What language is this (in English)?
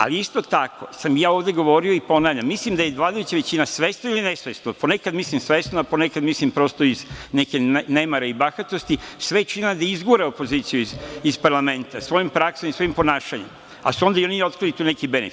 Serbian